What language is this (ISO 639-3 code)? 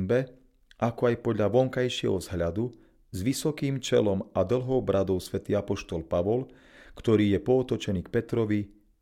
slk